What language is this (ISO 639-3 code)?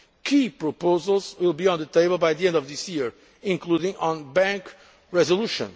eng